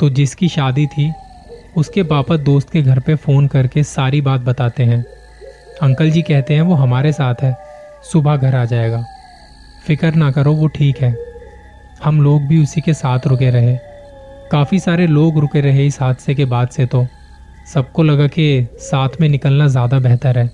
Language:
Hindi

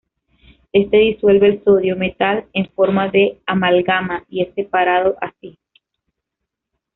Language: Spanish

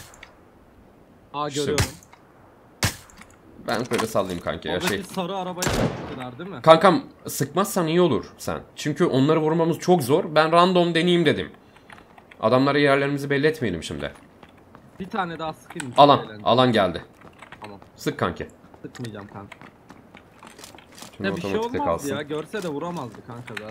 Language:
Turkish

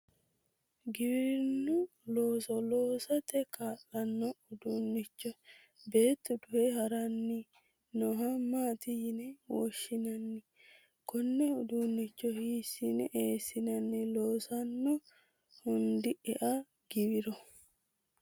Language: Sidamo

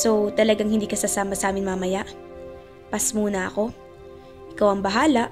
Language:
Filipino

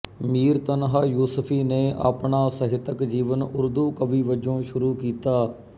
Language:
Punjabi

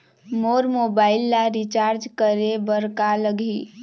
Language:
Chhattisgarhi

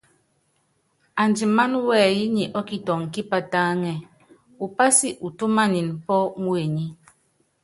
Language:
Yangben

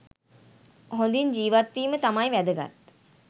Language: Sinhala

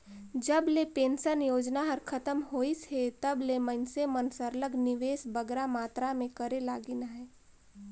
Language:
Chhattisgarhi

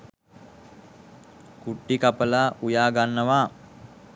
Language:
Sinhala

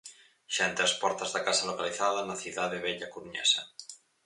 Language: Galician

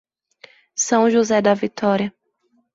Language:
Portuguese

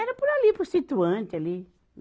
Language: Portuguese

